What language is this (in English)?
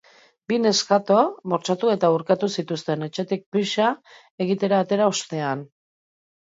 Basque